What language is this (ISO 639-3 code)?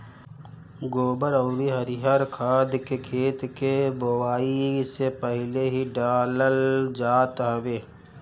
bho